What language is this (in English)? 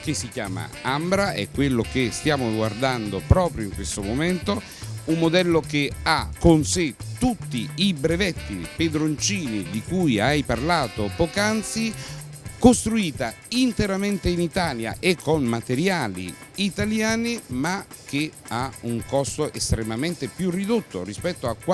Italian